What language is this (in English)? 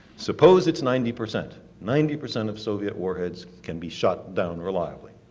English